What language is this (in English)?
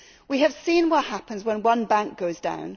English